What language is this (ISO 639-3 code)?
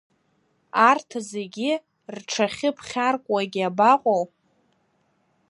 abk